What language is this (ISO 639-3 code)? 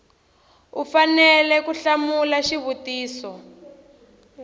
tso